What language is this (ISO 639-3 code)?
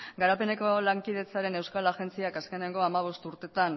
eus